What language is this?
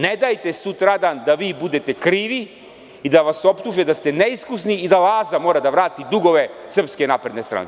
Serbian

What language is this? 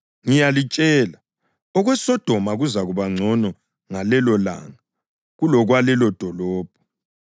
North Ndebele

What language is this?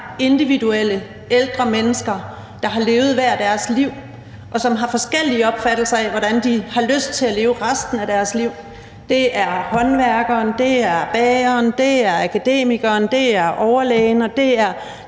Danish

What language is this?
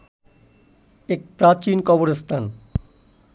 Bangla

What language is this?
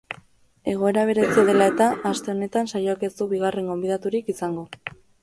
Basque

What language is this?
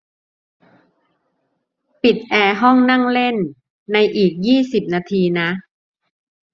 Thai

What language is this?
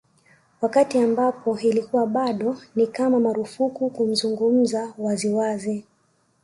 Swahili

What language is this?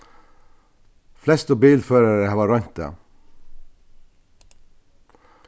Faroese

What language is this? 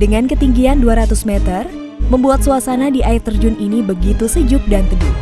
Indonesian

